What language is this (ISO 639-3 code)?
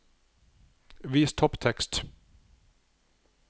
nor